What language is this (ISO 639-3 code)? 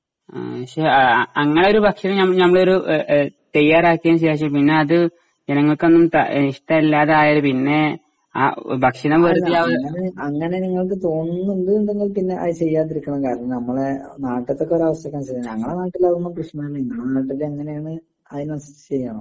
mal